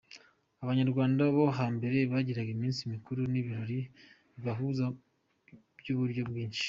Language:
Kinyarwanda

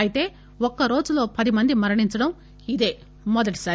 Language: Telugu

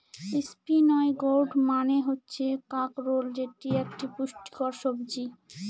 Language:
Bangla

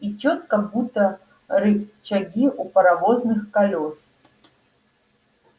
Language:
Russian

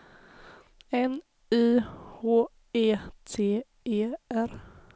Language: Swedish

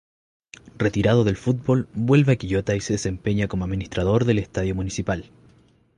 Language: Spanish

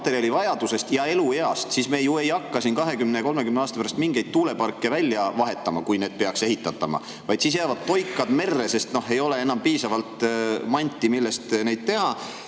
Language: Estonian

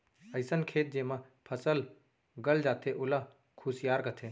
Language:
Chhattisgarhi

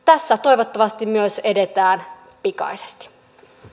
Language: Finnish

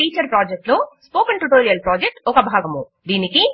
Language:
Telugu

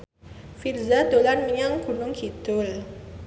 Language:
Javanese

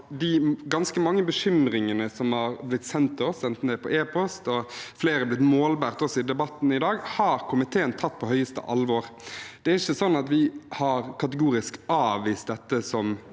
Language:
Norwegian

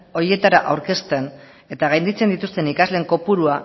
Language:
Basque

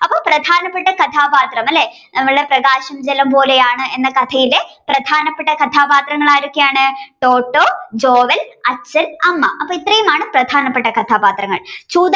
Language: Malayalam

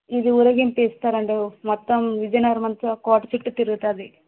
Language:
Telugu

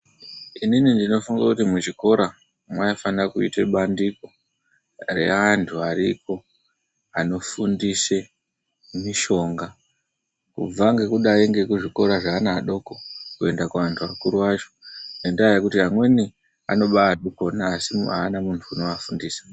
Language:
Ndau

